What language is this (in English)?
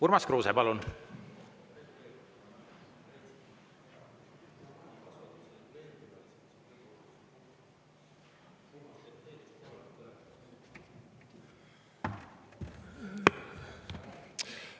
Estonian